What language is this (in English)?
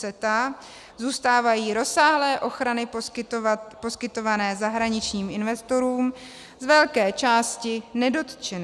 Czech